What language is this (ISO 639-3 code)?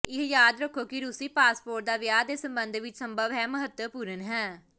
pan